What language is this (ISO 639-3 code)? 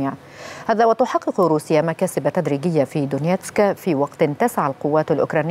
ara